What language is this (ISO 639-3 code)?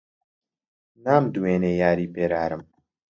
ckb